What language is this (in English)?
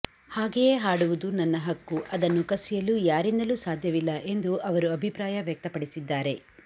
Kannada